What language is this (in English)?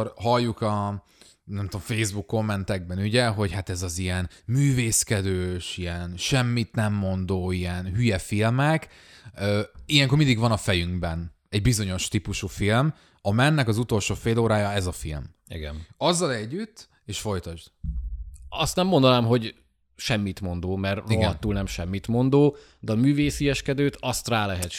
Hungarian